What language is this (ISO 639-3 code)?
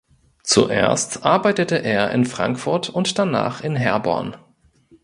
deu